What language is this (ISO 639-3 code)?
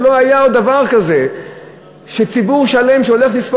heb